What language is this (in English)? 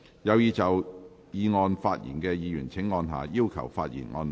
Cantonese